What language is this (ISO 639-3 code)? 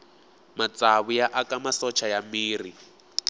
tso